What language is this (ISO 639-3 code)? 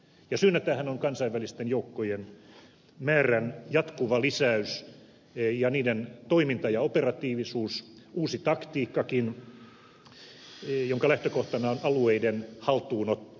fin